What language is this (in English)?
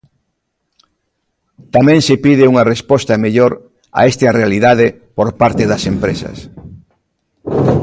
Galician